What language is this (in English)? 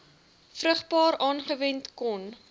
Afrikaans